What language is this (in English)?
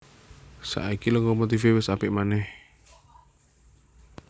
Javanese